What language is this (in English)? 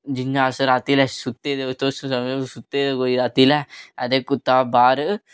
Dogri